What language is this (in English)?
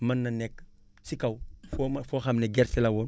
Wolof